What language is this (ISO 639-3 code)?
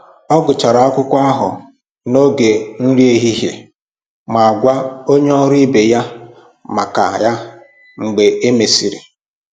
ibo